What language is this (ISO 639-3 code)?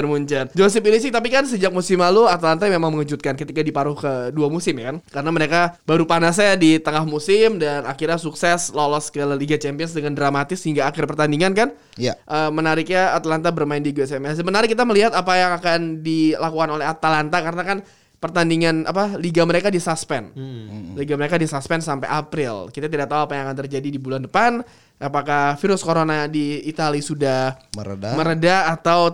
ind